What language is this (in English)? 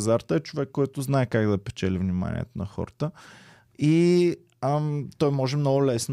Bulgarian